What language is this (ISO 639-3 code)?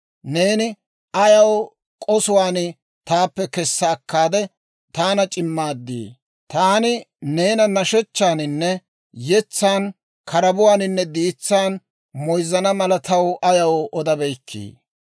dwr